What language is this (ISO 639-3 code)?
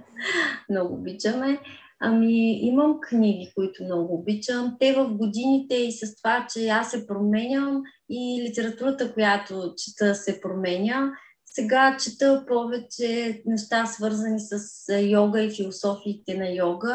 bul